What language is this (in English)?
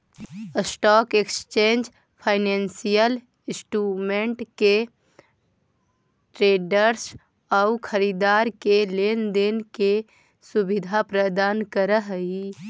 Magahi